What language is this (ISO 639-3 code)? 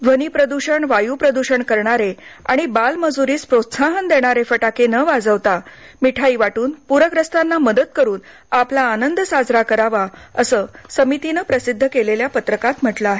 mar